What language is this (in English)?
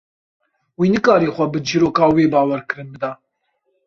Kurdish